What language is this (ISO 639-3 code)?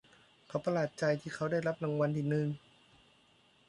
tha